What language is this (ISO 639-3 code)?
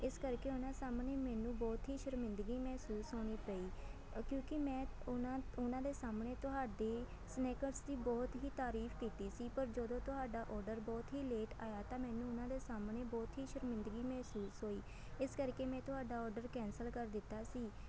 pan